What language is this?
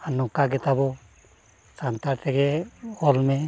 Santali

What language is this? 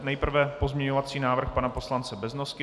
Czech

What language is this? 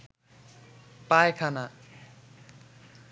Bangla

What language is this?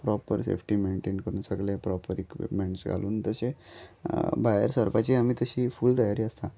Konkani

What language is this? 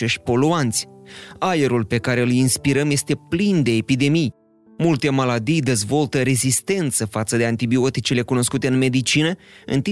Romanian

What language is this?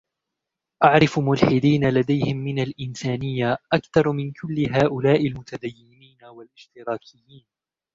Arabic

